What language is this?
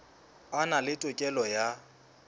Southern Sotho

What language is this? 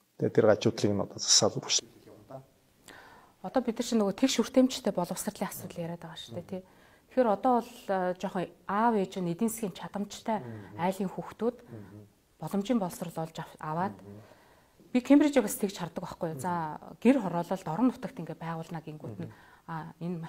Korean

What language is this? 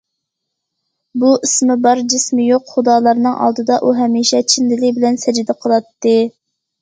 Uyghur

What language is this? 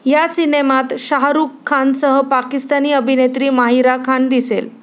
Marathi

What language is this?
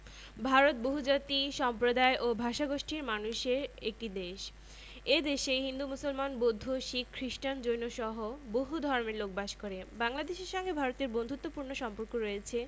Bangla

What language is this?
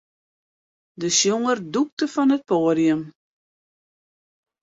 Western Frisian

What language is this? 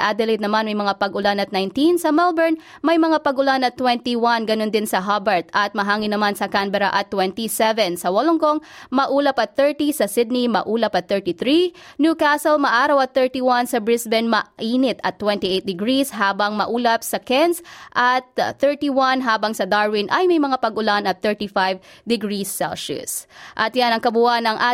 Filipino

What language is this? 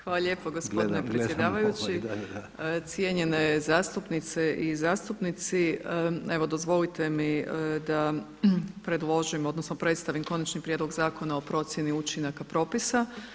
Croatian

